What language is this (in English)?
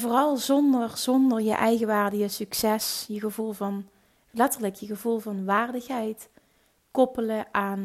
Dutch